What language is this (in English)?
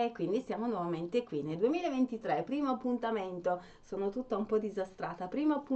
Italian